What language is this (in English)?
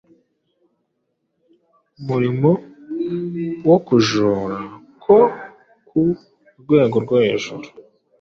Kinyarwanda